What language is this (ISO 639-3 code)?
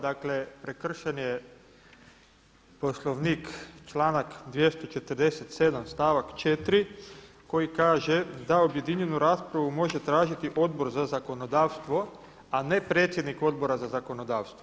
hrv